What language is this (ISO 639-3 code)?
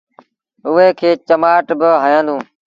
sbn